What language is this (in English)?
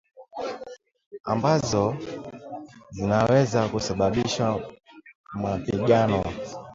Swahili